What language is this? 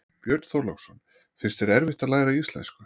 Icelandic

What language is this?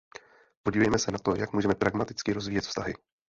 Czech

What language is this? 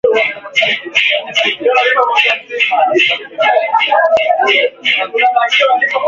Swahili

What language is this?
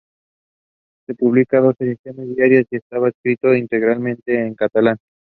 Spanish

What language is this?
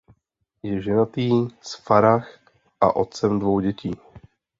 Czech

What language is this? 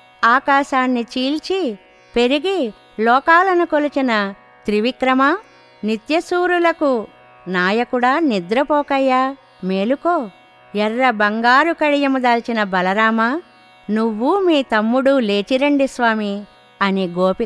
Telugu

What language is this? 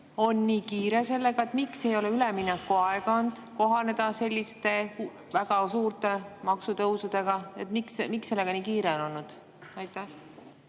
Estonian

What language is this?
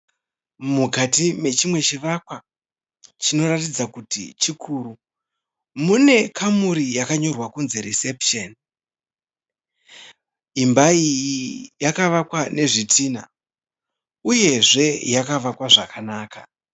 Shona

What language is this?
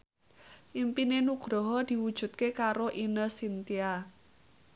Javanese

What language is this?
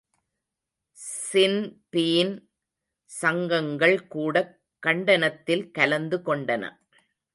Tamil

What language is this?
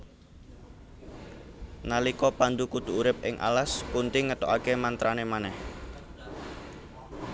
Javanese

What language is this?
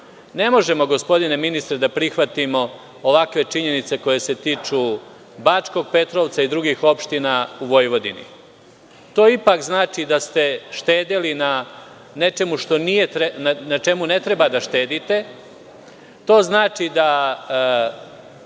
Serbian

